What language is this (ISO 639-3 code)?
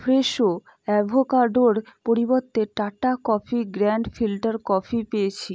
ben